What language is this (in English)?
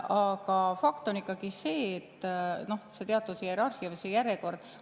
Estonian